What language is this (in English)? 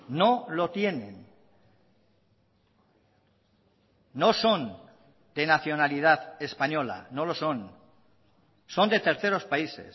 Spanish